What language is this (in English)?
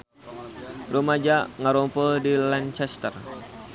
Sundanese